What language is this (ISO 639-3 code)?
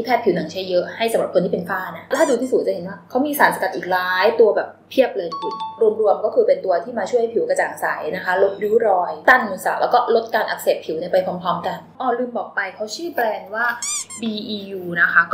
tha